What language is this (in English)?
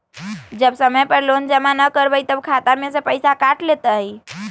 Magahi